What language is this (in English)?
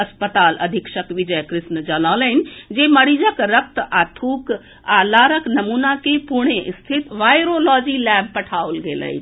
Maithili